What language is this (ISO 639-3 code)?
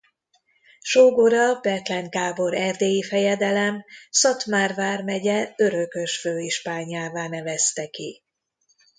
hun